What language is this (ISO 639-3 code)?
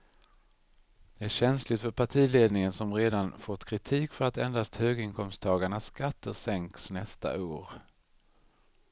swe